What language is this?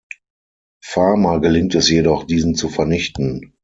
German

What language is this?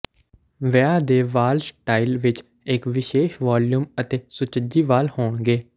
Punjabi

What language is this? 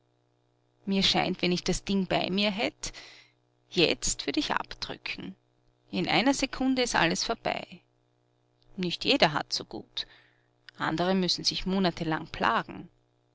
German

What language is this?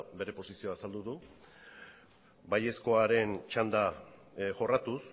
Basque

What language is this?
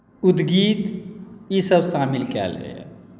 Maithili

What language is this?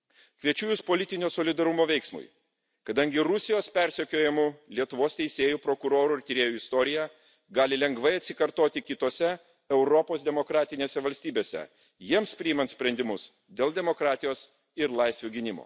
Lithuanian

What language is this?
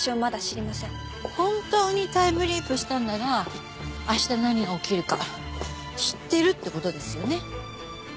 Japanese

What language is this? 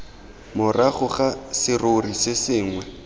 Tswana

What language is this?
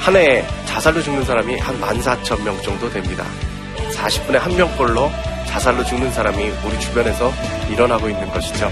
Korean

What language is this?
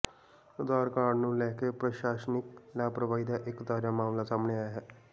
Punjabi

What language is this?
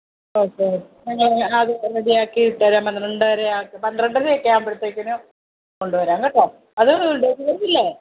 Malayalam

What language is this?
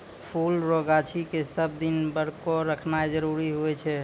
Maithili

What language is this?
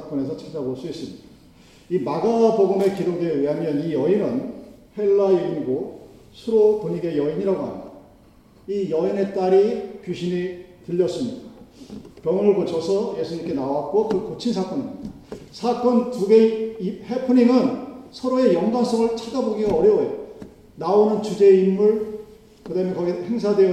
Korean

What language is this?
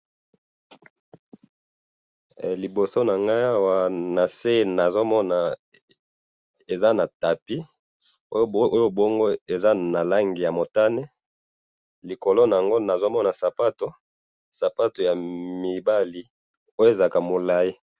Lingala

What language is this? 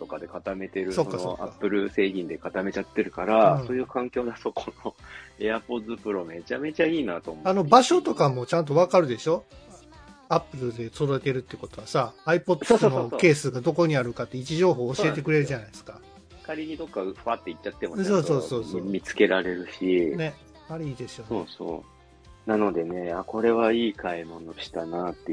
Japanese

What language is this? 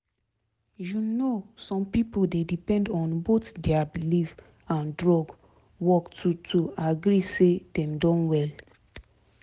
Nigerian Pidgin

